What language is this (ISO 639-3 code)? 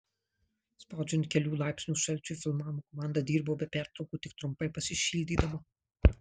lit